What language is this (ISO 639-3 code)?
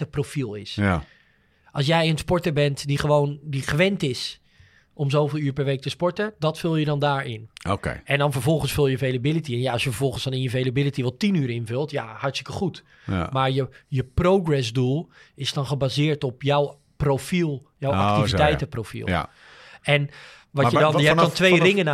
nld